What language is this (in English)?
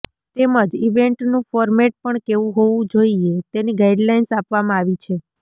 Gujarati